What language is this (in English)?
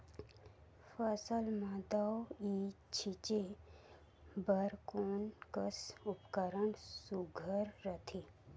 Chhattisgarhi